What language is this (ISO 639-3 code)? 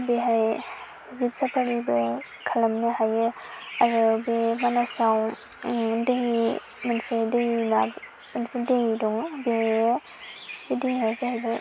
brx